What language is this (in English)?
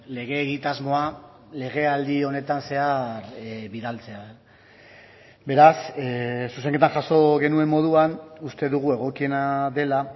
Basque